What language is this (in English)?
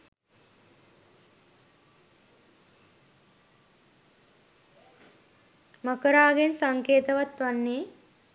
Sinhala